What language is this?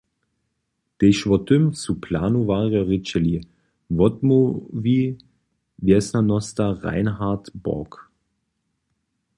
Upper Sorbian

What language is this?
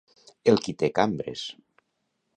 Catalan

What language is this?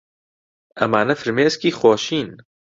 Central Kurdish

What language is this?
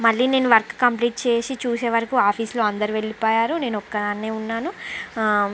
Telugu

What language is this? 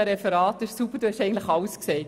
Swiss German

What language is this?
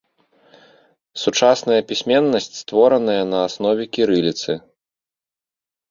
Belarusian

